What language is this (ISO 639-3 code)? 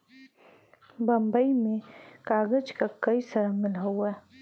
bho